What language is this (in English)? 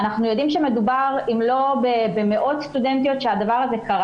Hebrew